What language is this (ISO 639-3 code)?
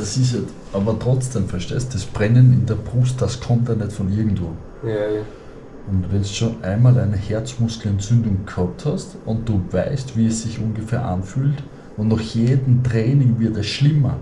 deu